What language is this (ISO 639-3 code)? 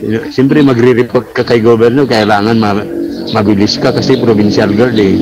fil